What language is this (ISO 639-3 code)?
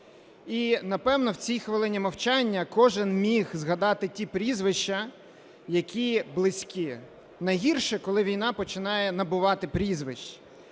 ukr